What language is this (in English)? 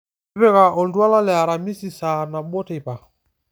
Masai